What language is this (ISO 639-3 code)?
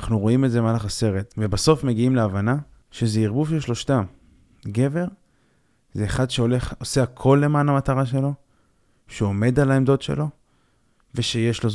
heb